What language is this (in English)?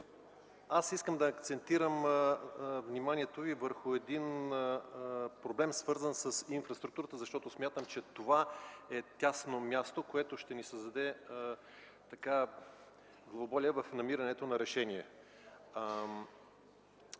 Bulgarian